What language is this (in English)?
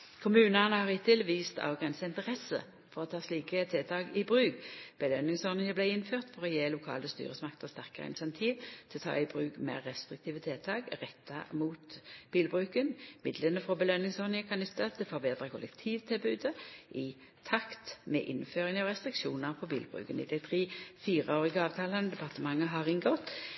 Norwegian Nynorsk